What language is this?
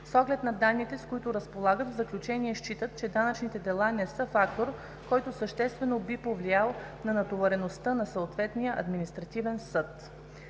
Bulgarian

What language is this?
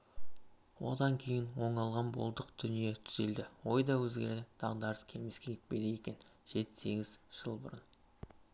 Kazakh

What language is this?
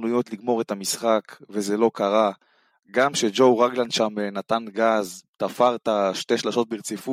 Hebrew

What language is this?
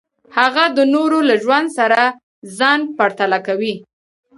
Pashto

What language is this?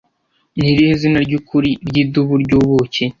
Kinyarwanda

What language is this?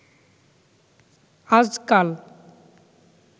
Bangla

